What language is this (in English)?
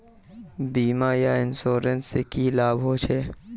Magahi